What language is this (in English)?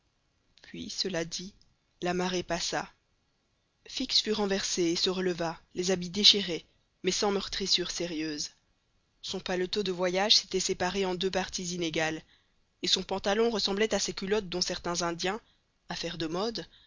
French